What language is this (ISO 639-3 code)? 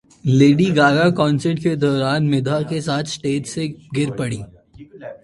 urd